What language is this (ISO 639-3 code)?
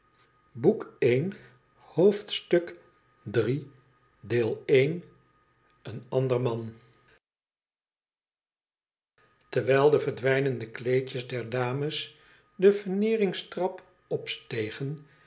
nld